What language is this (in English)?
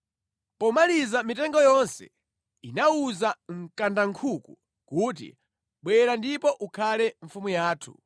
Nyanja